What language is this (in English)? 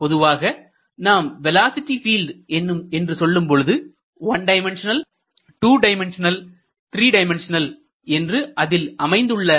Tamil